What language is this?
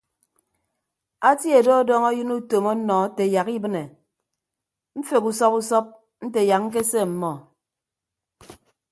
Ibibio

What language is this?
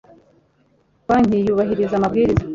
Kinyarwanda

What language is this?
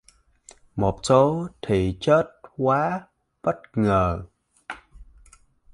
Vietnamese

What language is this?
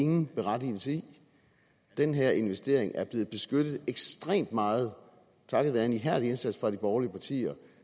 Danish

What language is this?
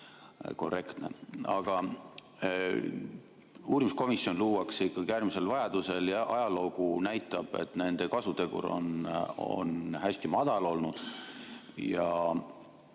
Estonian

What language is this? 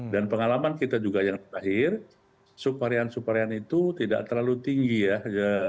Indonesian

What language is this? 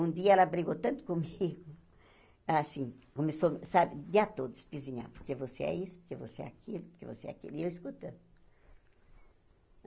Portuguese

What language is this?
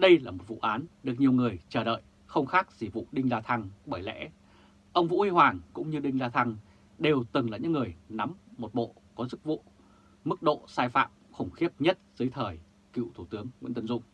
Vietnamese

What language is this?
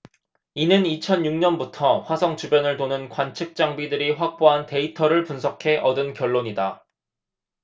Korean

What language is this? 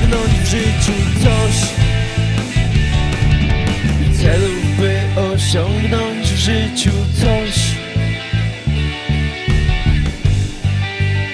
Polish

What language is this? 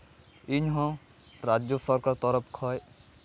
Santali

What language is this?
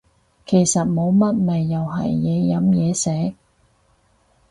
Cantonese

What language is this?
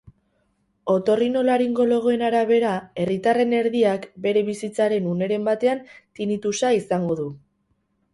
Basque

